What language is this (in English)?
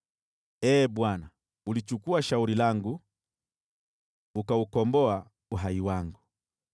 Swahili